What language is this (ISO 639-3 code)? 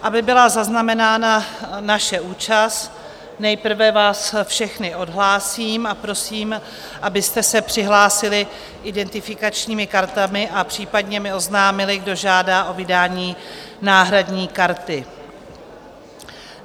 ces